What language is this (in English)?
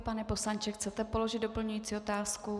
Czech